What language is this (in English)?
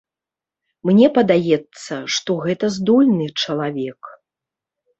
Belarusian